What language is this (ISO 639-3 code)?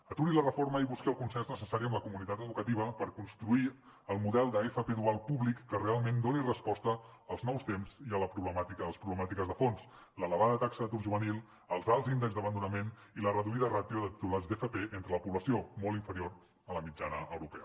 cat